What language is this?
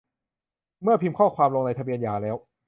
Thai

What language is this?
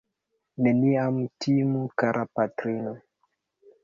Esperanto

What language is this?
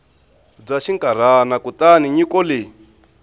Tsonga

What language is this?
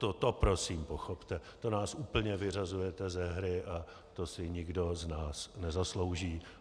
Czech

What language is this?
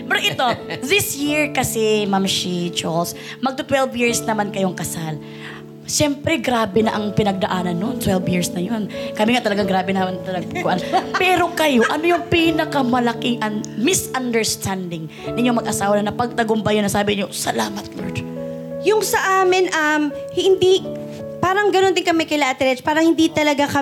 Filipino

